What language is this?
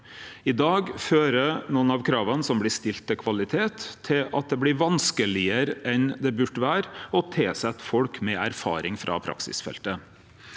Norwegian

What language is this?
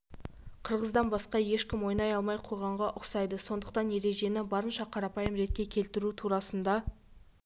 Kazakh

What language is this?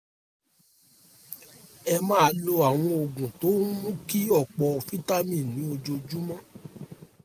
Yoruba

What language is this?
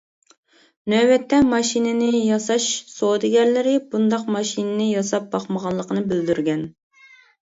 Uyghur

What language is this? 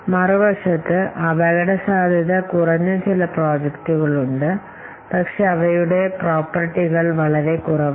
Malayalam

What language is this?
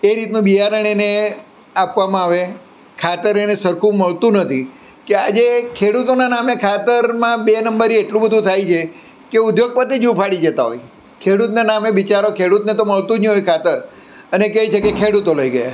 Gujarati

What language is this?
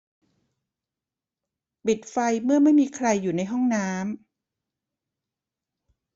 Thai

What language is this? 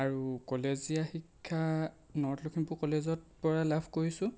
Assamese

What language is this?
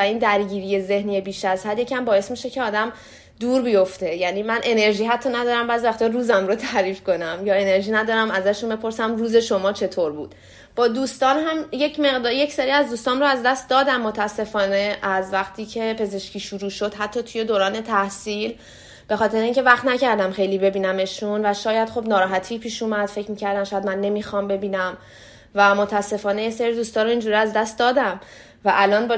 Persian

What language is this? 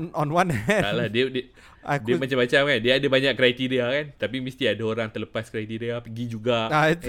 Malay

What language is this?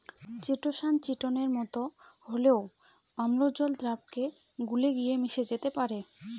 Bangla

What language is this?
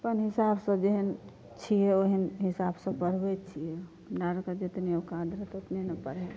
Maithili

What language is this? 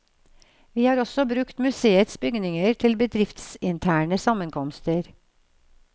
Norwegian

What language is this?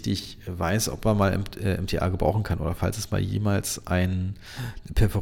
German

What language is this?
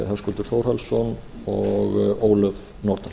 Icelandic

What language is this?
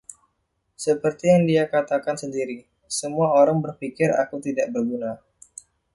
Indonesian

